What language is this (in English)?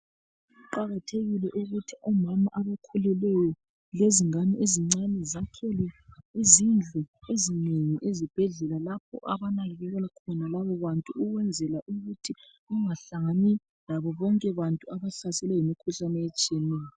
North Ndebele